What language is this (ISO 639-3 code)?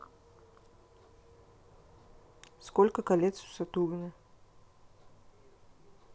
rus